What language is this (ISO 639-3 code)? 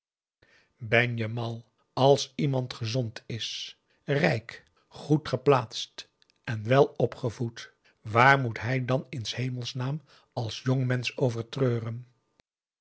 nld